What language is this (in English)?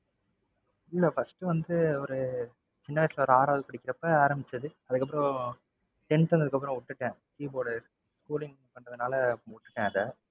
Tamil